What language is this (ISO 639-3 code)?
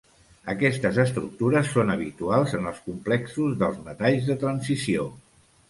cat